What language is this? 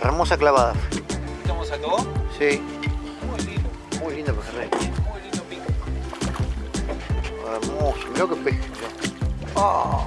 Spanish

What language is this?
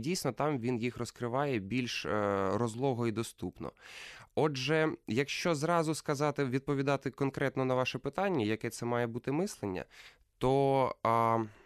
Ukrainian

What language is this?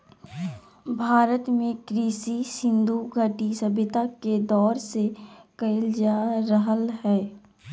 Magahi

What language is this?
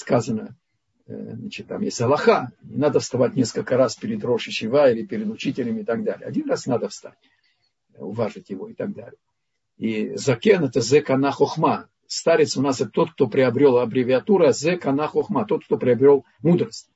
Russian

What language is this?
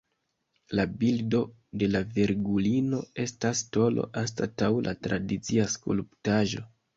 Esperanto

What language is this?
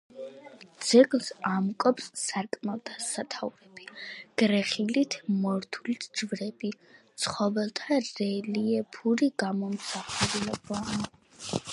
Georgian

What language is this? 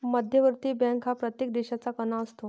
Marathi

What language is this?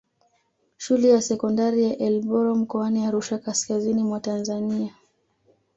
Swahili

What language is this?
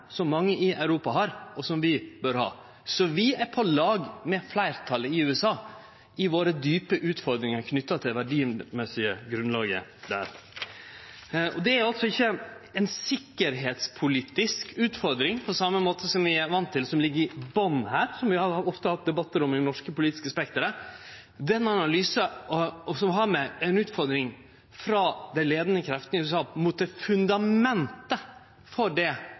Norwegian Nynorsk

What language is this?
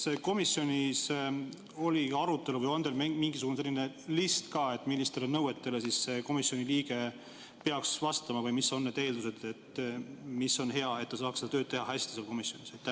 Estonian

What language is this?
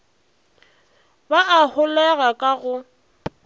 Northern Sotho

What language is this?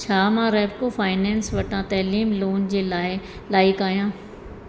Sindhi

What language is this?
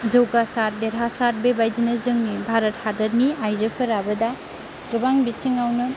Bodo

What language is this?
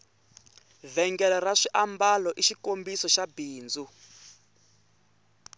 Tsonga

